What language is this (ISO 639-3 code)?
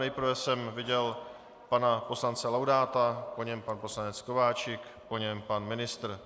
ces